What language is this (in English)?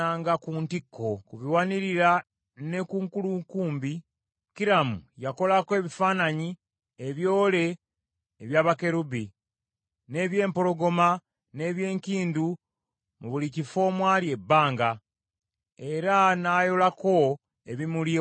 Ganda